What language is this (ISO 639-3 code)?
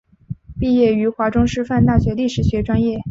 zho